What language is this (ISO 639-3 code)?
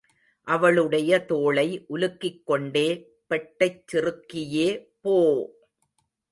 tam